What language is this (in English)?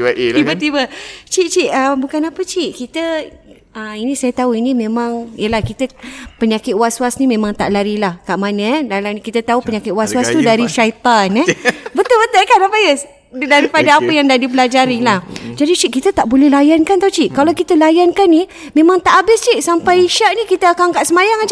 Malay